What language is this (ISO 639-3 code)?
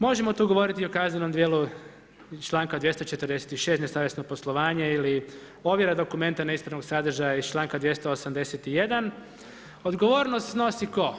hrv